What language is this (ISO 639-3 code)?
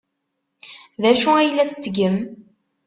kab